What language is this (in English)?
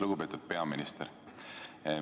Estonian